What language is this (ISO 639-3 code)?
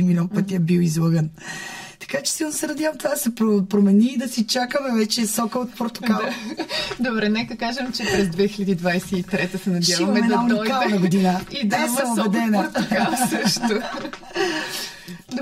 bul